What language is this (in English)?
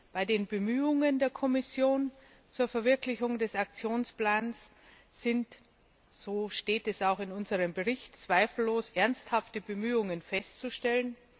German